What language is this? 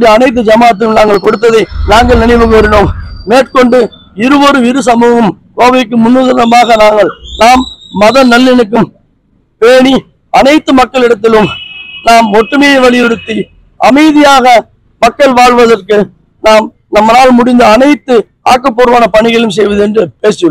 Vietnamese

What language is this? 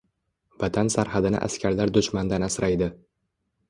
Uzbek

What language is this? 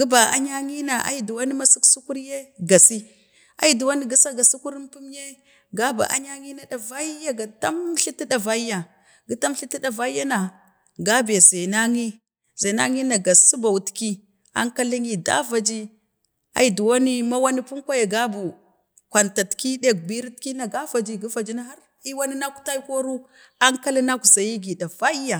Bade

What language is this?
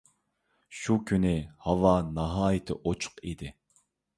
Uyghur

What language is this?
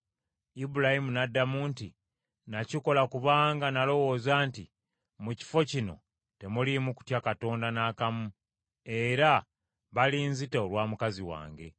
Ganda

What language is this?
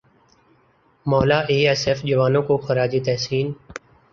Urdu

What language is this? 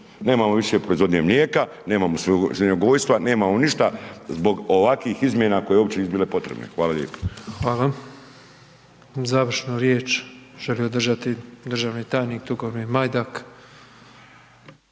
Croatian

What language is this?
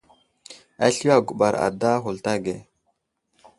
Wuzlam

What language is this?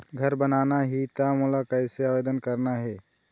Chhattisgarhi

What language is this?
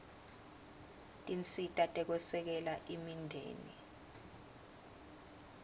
Swati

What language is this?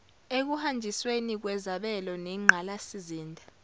Zulu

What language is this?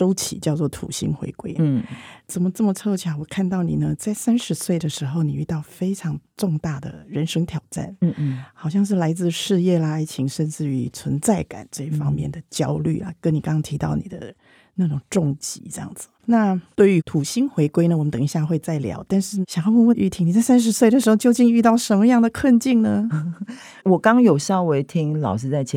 Chinese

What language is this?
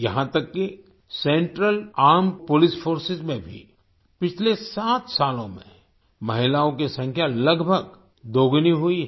Hindi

